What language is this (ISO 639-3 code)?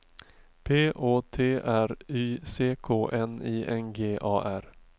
swe